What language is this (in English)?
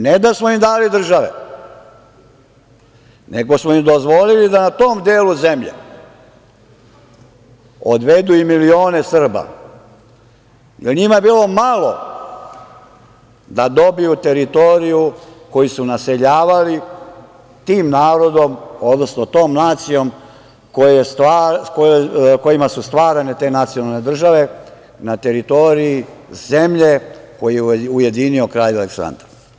Serbian